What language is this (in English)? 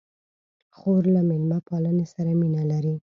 Pashto